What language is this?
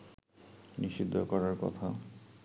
Bangla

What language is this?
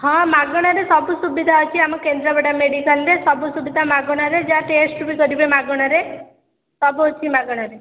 Odia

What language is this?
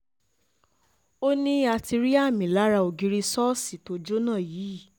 Yoruba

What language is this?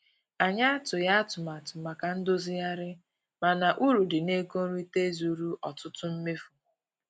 Igbo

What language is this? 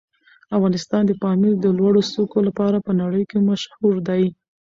Pashto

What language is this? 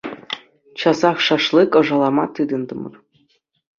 Chuvash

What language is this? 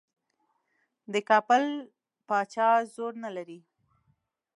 Pashto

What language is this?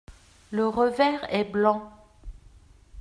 French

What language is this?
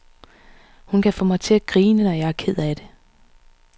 Danish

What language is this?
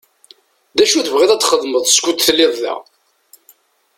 Kabyle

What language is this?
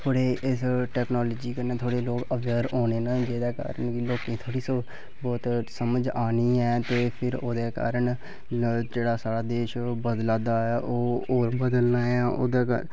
Dogri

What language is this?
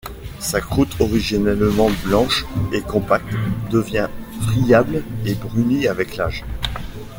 French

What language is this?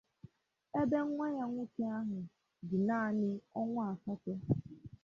Igbo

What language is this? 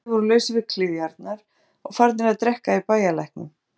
Icelandic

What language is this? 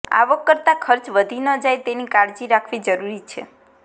Gujarati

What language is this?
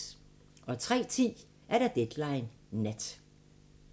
Danish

